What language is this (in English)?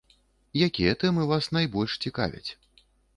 Belarusian